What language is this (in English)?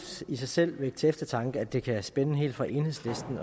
Danish